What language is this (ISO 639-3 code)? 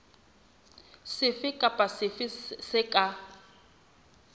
sot